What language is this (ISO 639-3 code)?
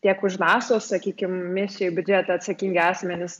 lit